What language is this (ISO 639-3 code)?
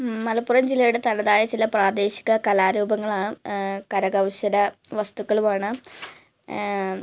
mal